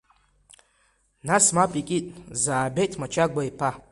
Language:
Abkhazian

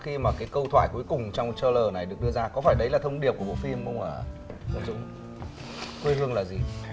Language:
Vietnamese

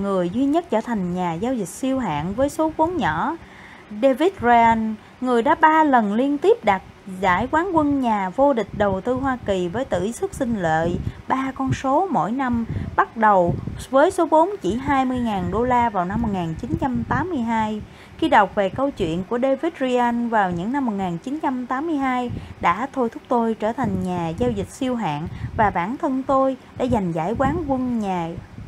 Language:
Vietnamese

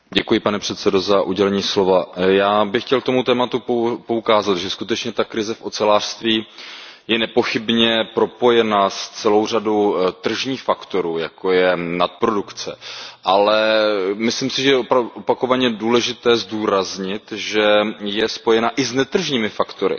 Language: Czech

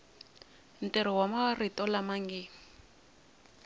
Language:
Tsonga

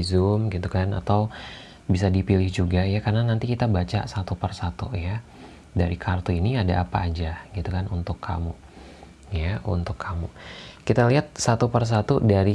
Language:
Indonesian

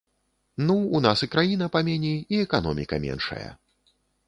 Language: Belarusian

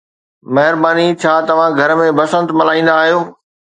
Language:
Sindhi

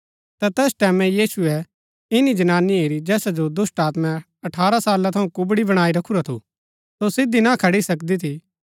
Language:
Gaddi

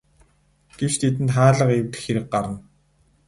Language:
Mongolian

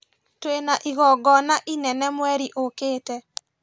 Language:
Kikuyu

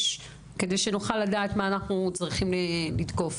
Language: Hebrew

